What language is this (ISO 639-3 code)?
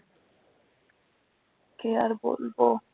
ben